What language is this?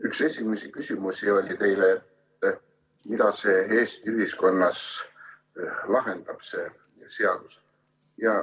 Estonian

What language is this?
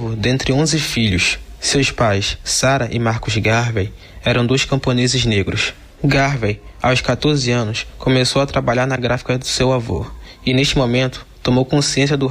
Portuguese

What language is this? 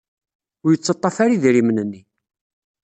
Kabyle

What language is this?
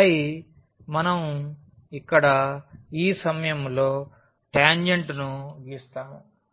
Telugu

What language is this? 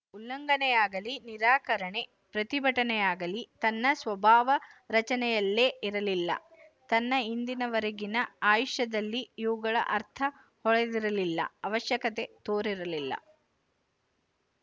Kannada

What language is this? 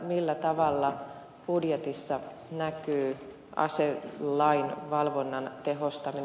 Finnish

